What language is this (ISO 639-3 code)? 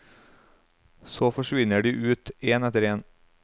nor